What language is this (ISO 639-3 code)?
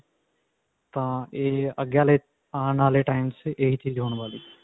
pan